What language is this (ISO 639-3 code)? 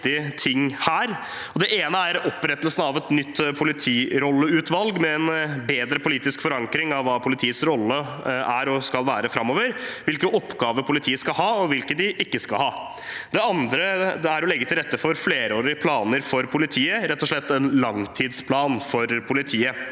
nor